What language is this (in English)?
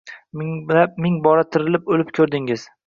Uzbek